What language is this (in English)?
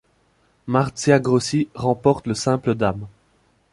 French